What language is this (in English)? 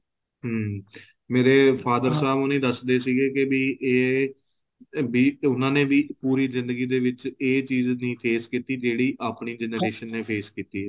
Punjabi